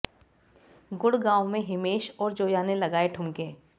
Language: Hindi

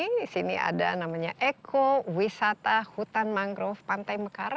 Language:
Indonesian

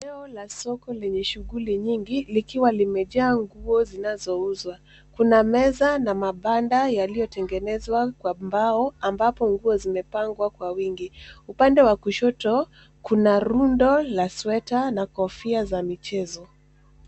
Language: Swahili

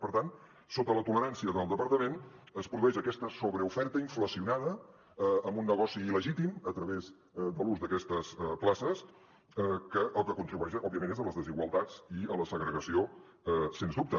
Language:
Catalan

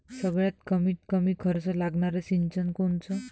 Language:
Marathi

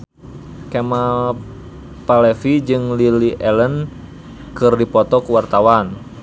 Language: Sundanese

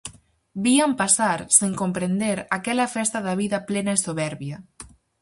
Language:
Galician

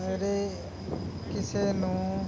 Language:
Punjabi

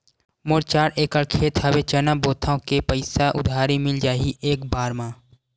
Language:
Chhattisgarhi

